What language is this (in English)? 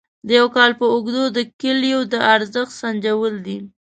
Pashto